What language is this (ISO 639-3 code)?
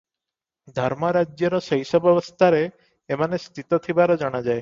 ori